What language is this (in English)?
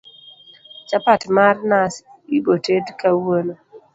Luo (Kenya and Tanzania)